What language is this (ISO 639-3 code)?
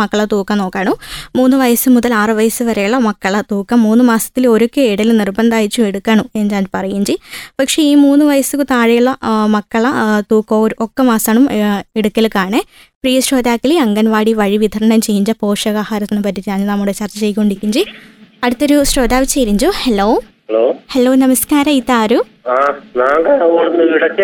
mal